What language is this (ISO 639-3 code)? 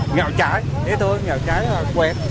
vie